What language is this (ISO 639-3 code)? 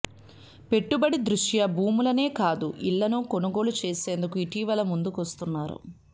tel